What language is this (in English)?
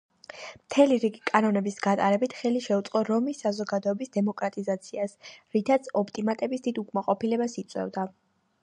Georgian